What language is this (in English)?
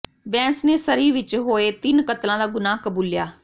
Punjabi